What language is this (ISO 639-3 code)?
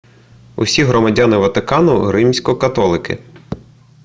ukr